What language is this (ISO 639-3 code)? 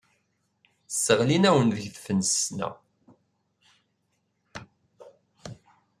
kab